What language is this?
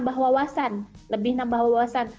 Indonesian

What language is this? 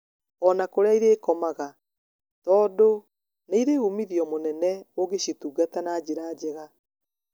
Kikuyu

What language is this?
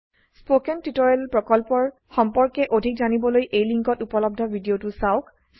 Assamese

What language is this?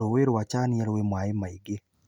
Kikuyu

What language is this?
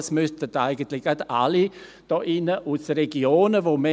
Swiss German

